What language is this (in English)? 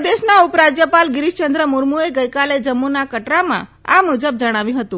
Gujarati